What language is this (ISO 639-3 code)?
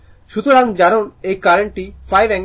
ben